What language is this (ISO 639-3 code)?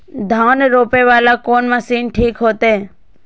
mai